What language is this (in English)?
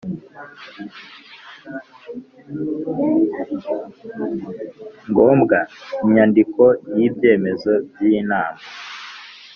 Kinyarwanda